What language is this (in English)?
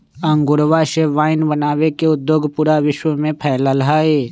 Magahi